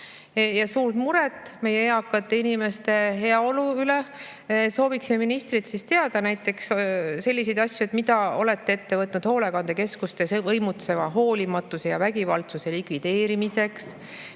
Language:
Estonian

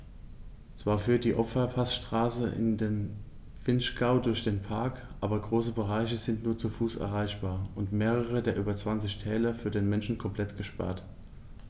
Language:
German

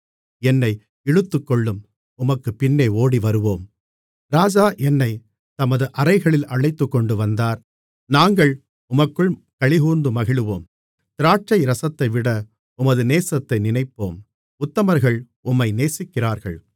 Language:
Tamil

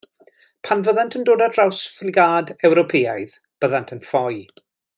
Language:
Welsh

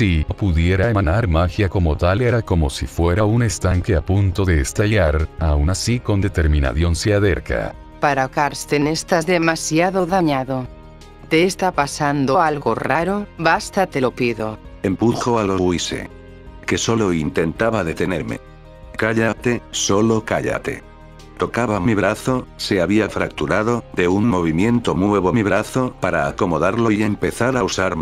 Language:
Spanish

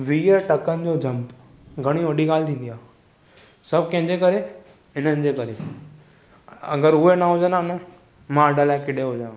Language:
Sindhi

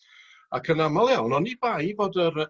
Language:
Welsh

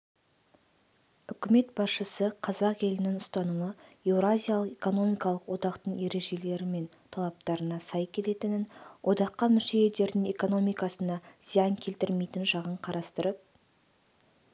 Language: Kazakh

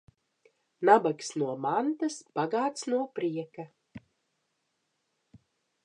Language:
Latvian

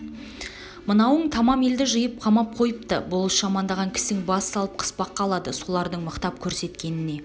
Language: Kazakh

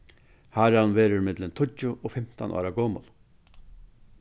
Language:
Faroese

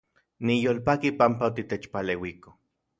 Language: Central Puebla Nahuatl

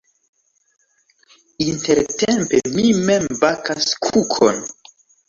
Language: Esperanto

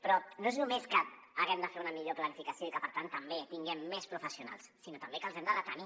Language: Catalan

